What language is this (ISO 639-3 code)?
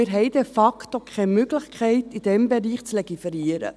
gsw